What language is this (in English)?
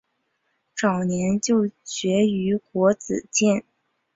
Chinese